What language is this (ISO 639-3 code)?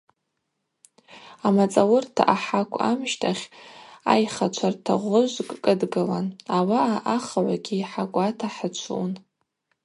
abq